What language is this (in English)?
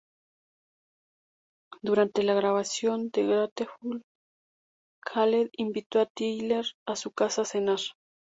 Spanish